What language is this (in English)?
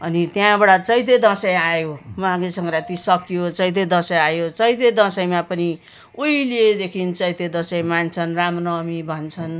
Nepali